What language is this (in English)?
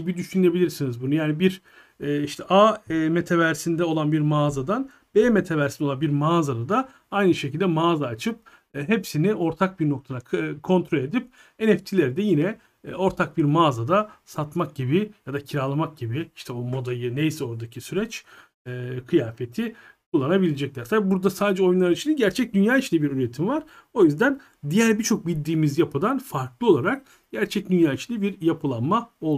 Turkish